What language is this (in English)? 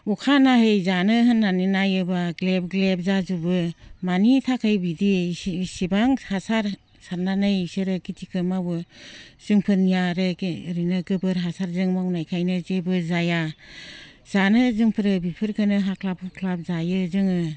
Bodo